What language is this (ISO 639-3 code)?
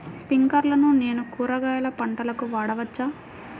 tel